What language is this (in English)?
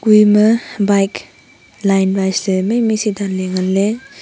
Wancho Naga